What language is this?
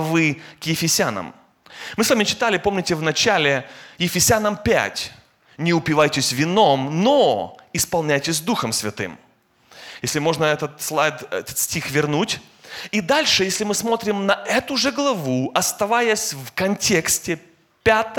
Russian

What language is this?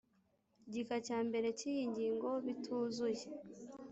Kinyarwanda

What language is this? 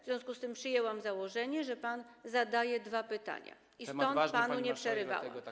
Polish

